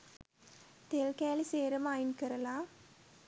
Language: Sinhala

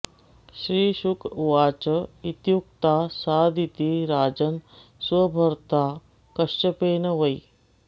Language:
Sanskrit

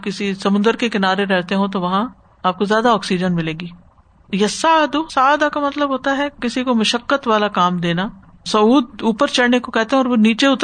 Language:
Urdu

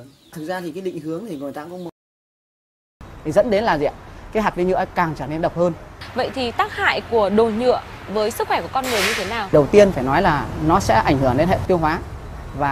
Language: Vietnamese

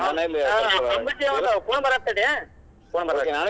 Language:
Kannada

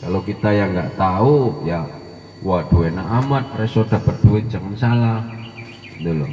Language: Indonesian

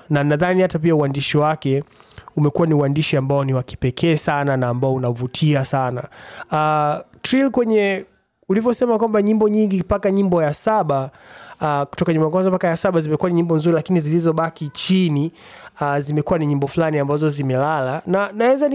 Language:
Swahili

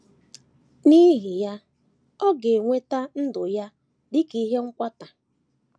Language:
Igbo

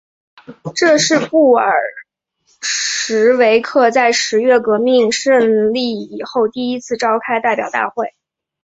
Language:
Chinese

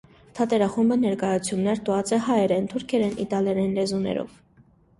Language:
Armenian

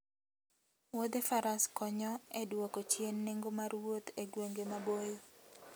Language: Luo (Kenya and Tanzania)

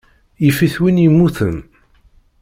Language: Kabyle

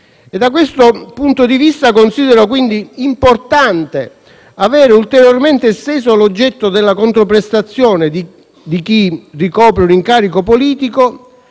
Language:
Italian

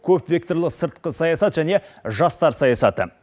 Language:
Kazakh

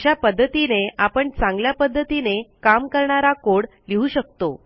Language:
Marathi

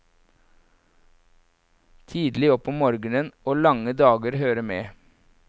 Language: Norwegian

